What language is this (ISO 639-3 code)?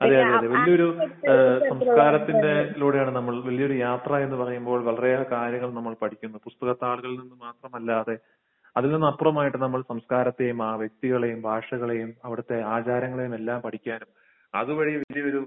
mal